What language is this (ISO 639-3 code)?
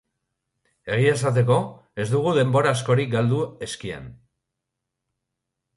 eus